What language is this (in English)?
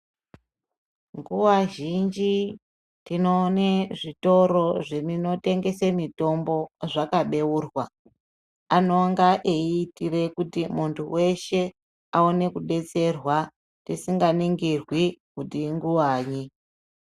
Ndau